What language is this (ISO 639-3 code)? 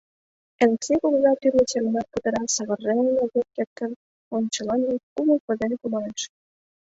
chm